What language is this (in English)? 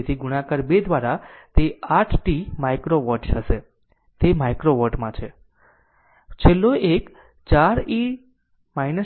Gujarati